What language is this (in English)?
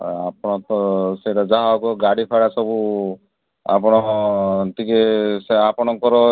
Odia